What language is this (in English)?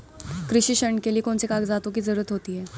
Hindi